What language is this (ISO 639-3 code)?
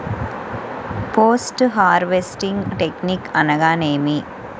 tel